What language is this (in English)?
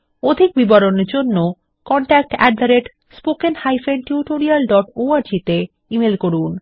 Bangla